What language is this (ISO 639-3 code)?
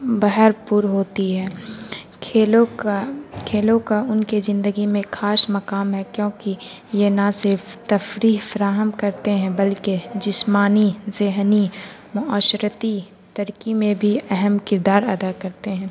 urd